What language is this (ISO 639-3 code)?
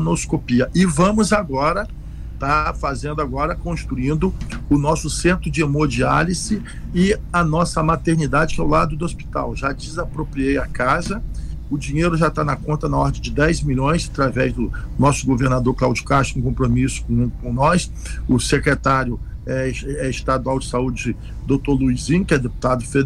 por